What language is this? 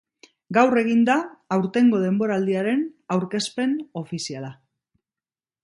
Basque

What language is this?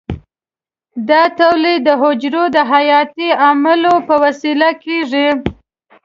Pashto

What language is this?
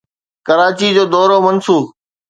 Sindhi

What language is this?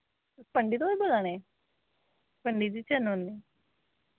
Dogri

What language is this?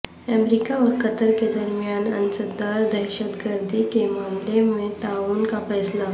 Urdu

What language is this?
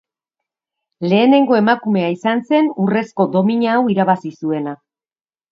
Basque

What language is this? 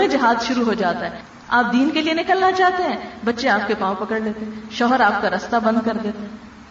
Urdu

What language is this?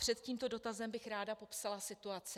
Czech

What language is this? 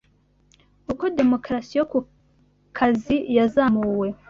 Kinyarwanda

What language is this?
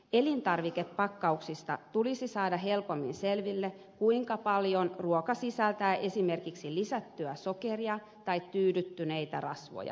Finnish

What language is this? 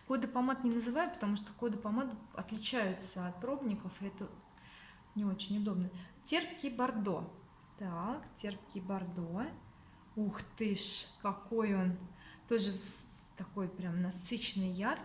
Russian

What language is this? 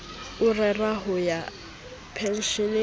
Southern Sotho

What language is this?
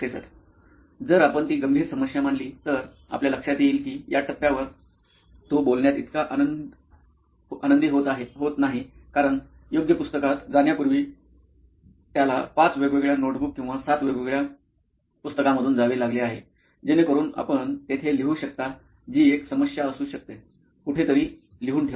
Marathi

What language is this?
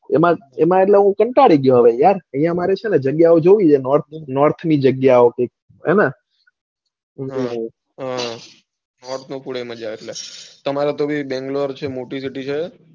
Gujarati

